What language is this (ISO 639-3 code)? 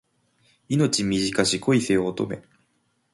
jpn